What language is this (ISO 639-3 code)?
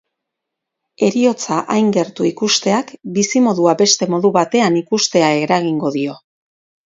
eus